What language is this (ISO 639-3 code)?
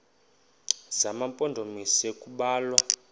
xho